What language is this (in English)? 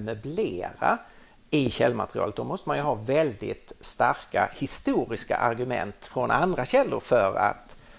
Swedish